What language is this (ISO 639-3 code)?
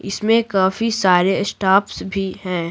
hin